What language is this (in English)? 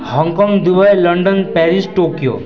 Nepali